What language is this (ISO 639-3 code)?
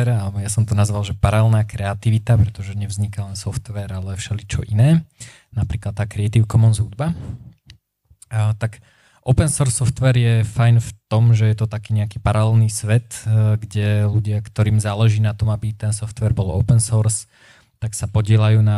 slk